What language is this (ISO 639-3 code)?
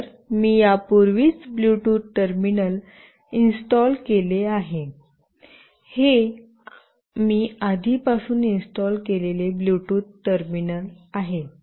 mar